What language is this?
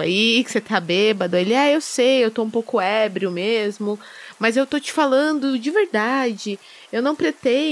Portuguese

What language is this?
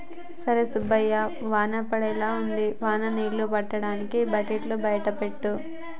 Telugu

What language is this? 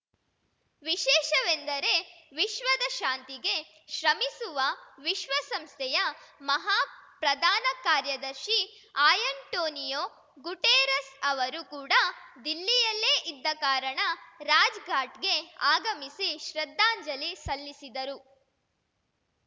Kannada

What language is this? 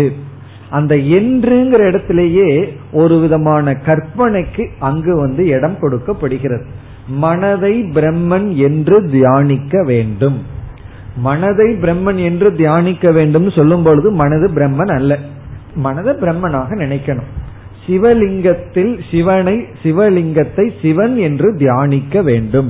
Tamil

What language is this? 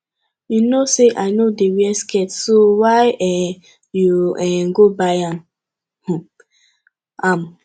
Nigerian Pidgin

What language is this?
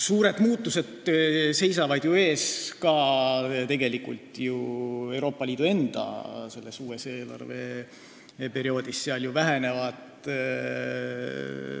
Estonian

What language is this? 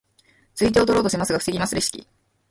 Japanese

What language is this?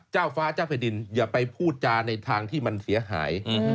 Thai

